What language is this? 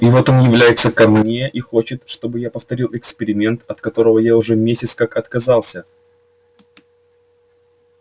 Russian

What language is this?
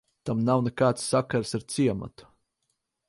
Latvian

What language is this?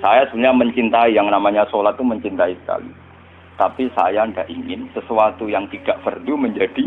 Indonesian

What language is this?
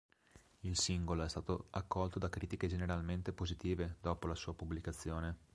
Italian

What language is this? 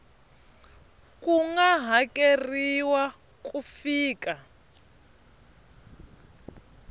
Tsonga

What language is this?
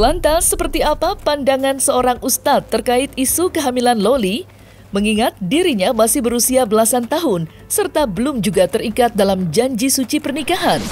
Indonesian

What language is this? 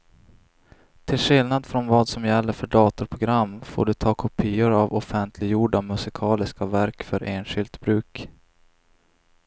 Swedish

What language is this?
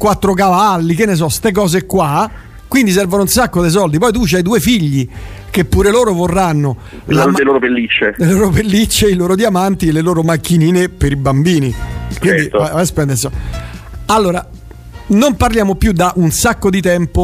Italian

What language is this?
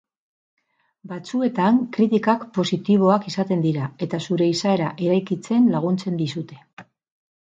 Basque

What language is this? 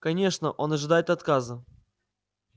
Russian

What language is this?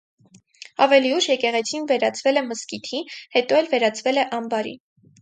Armenian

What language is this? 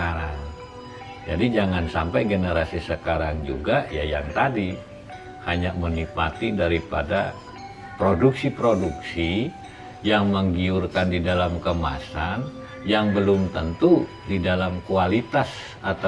Indonesian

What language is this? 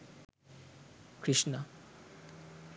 Sinhala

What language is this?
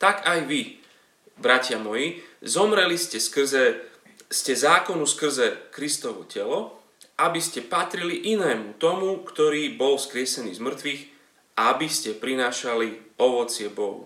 Slovak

